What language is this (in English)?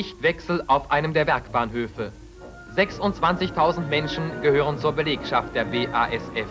German